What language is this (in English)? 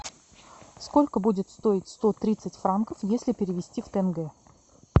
Russian